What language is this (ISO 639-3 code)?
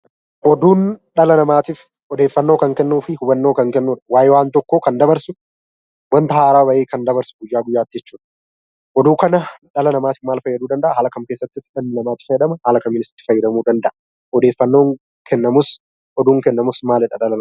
orm